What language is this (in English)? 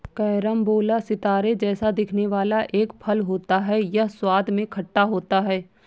Hindi